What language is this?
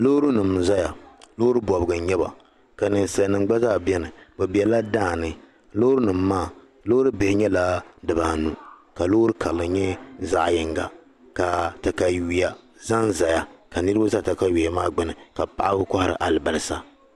Dagbani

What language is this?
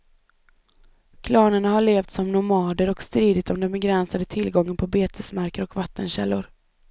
Swedish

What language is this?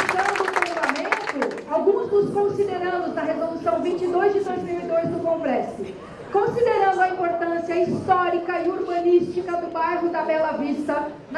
Portuguese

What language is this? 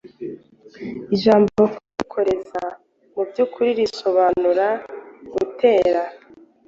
Kinyarwanda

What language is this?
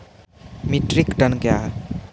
Maithili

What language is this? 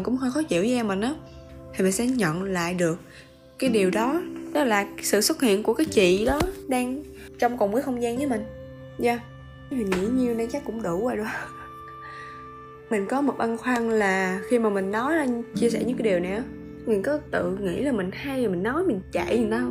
Vietnamese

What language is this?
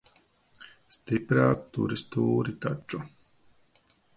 Latvian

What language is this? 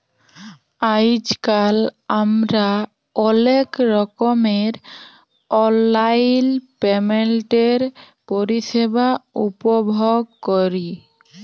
Bangla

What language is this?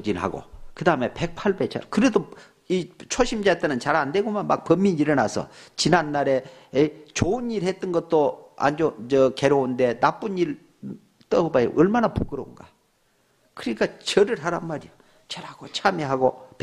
Korean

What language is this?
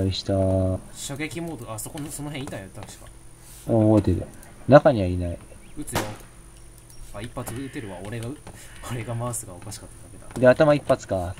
Japanese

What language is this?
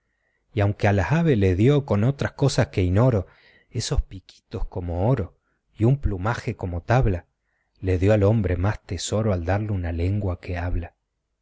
Spanish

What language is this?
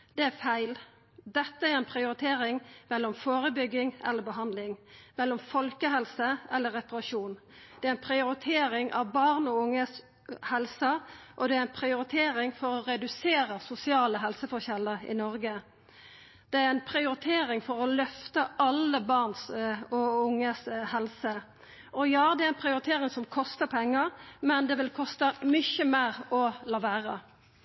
Norwegian Nynorsk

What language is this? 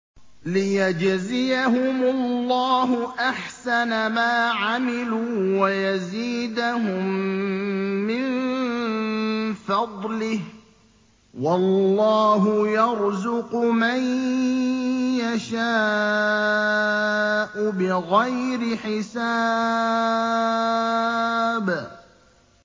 Arabic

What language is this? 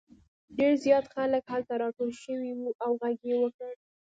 Pashto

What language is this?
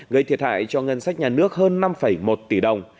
Vietnamese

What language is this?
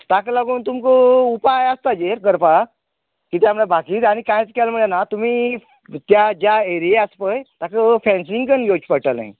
Konkani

